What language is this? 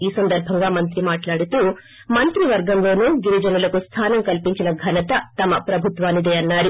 Telugu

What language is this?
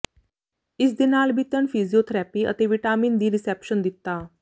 Punjabi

